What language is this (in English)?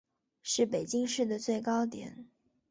Chinese